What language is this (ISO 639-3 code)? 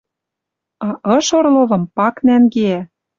mrj